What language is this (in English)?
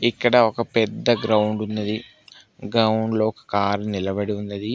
Telugu